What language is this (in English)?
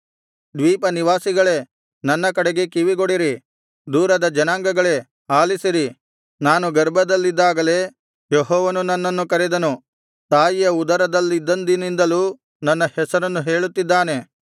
Kannada